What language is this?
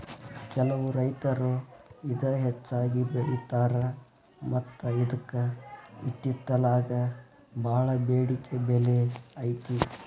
Kannada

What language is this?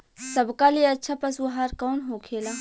Bhojpuri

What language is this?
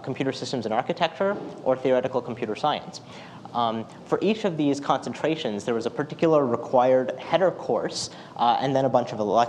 English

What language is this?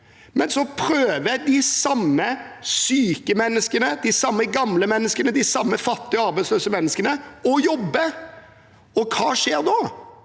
Norwegian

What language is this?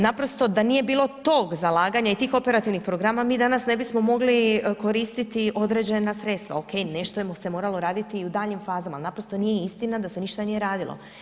Croatian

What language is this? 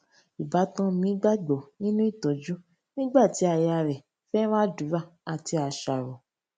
Yoruba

